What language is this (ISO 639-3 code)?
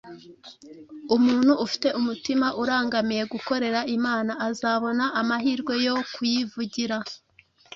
kin